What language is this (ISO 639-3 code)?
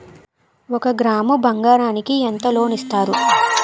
tel